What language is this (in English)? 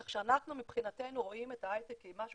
Hebrew